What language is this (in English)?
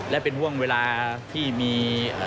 Thai